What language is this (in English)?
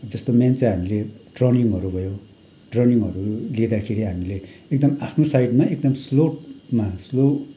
Nepali